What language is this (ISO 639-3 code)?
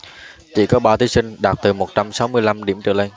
vie